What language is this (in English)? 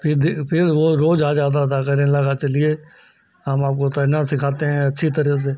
Hindi